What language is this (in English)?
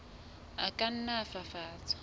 Southern Sotho